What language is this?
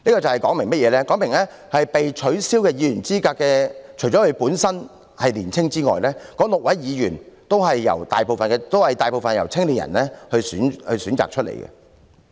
Cantonese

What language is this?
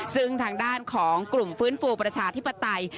Thai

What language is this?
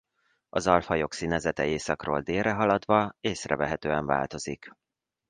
Hungarian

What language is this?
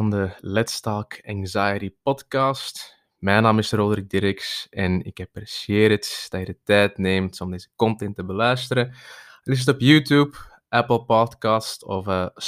Dutch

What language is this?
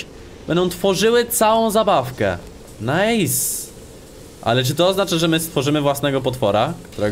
Polish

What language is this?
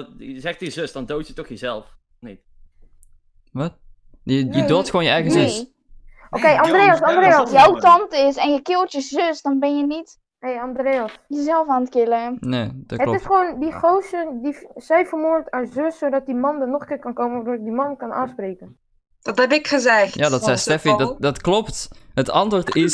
Dutch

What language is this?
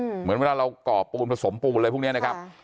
Thai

